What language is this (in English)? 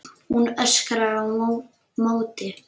Icelandic